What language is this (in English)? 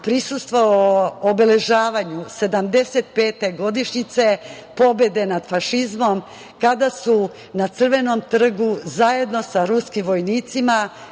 Serbian